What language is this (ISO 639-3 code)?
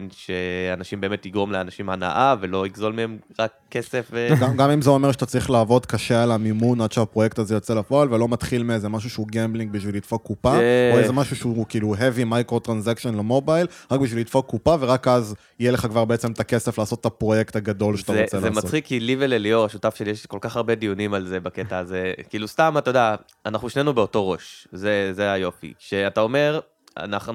heb